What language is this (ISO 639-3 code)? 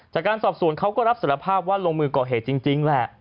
tha